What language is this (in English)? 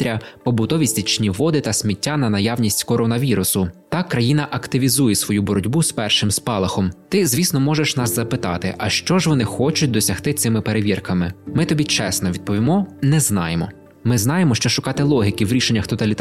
Ukrainian